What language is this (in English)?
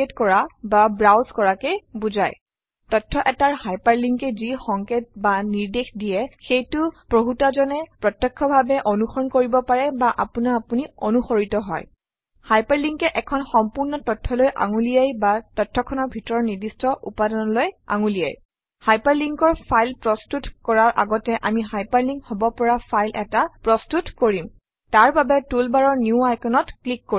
Assamese